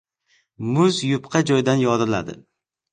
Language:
Uzbek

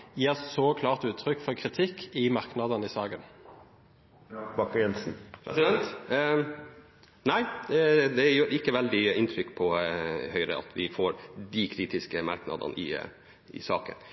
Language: Norwegian Bokmål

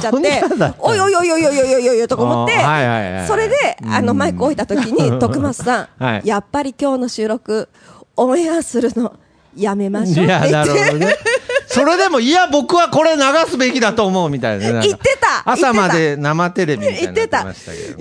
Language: Japanese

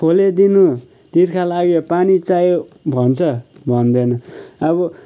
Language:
Nepali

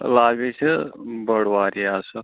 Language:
Kashmiri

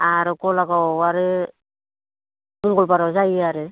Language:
Bodo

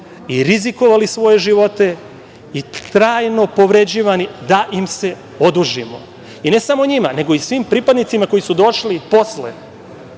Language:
Serbian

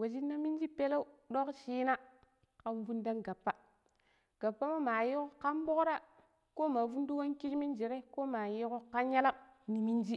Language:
Pero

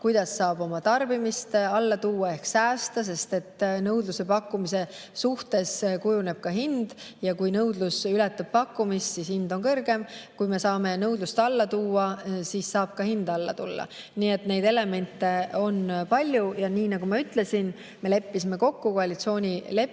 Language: Estonian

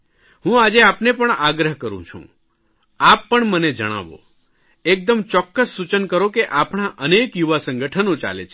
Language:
Gujarati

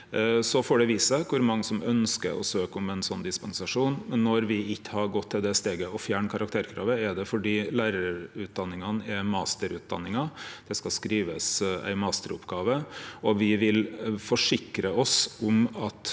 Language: Norwegian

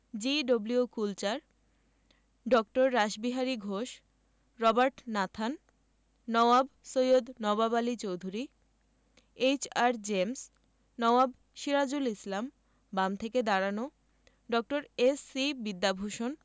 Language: Bangla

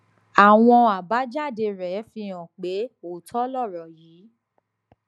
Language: Yoruba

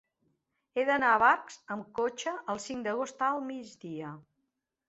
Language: Catalan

